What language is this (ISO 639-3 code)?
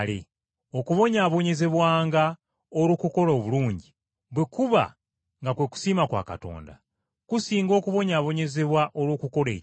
lug